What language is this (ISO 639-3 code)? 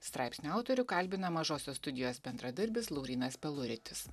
lit